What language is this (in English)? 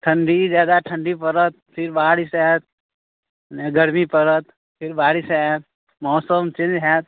Maithili